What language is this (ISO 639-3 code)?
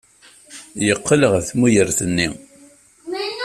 kab